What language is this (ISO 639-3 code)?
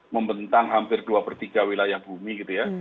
ind